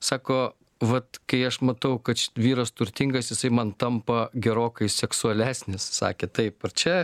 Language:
Lithuanian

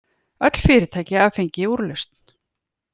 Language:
Icelandic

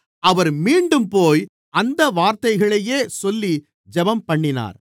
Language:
Tamil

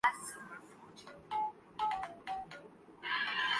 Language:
Urdu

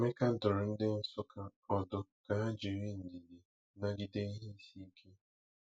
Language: Igbo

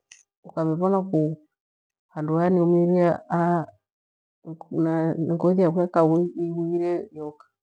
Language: Gweno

